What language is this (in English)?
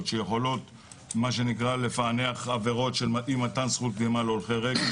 Hebrew